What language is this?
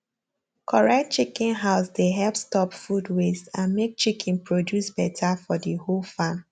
Nigerian Pidgin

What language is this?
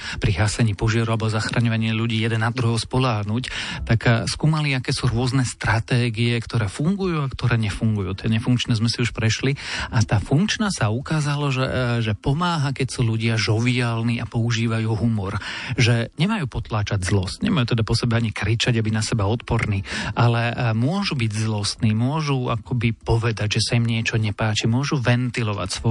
Slovak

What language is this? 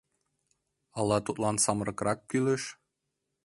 Mari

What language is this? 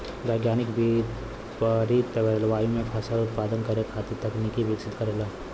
Bhojpuri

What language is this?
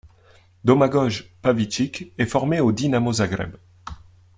French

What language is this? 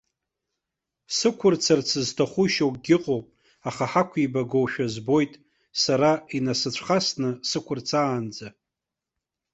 Abkhazian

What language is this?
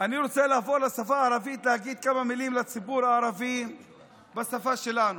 Hebrew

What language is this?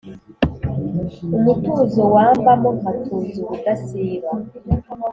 Kinyarwanda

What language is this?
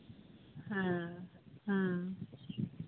Santali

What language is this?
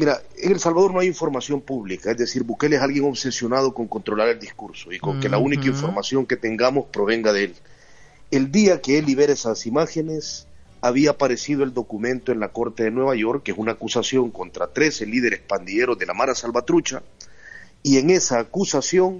Spanish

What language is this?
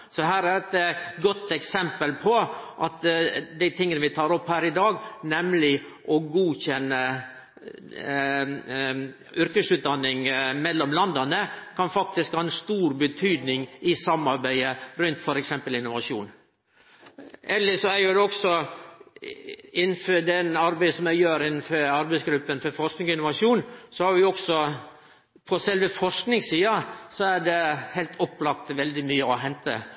Norwegian Nynorsk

